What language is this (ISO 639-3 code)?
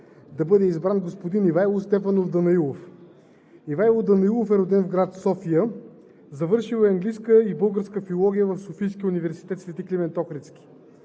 bul